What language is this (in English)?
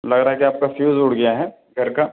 Urdu